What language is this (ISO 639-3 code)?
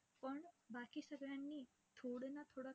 mar